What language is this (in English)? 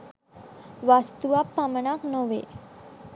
Sinhala